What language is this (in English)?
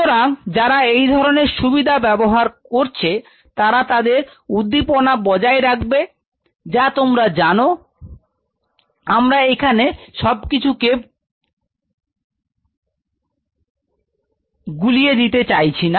Bangla